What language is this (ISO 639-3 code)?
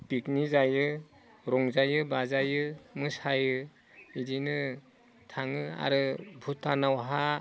brx